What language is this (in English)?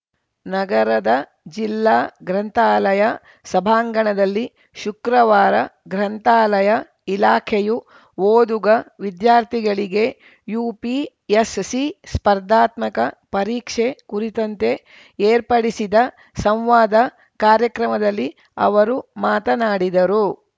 Kannada